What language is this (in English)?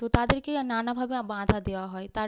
Bangla